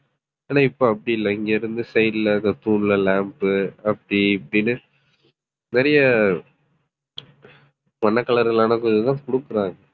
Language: Tamil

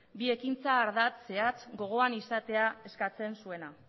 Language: Basque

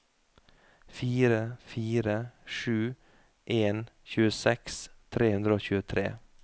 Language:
Norwegian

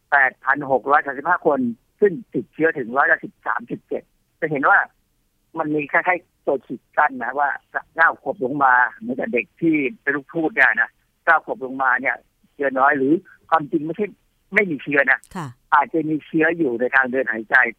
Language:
Thai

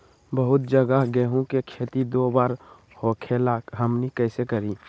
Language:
Magahi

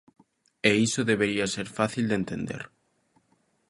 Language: Galician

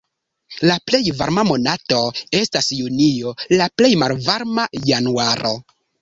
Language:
Esperanto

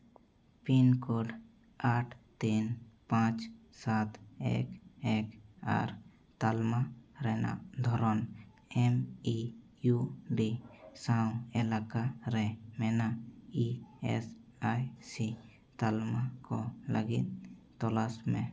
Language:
Santali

